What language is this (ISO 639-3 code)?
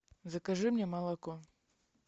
rus